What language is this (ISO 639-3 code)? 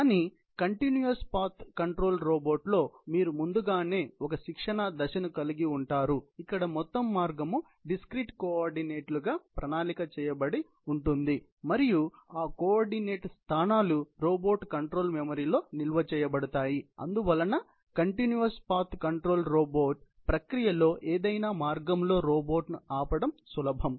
tel